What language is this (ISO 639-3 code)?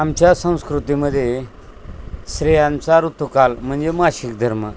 mar